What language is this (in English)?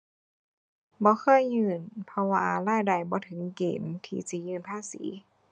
Thai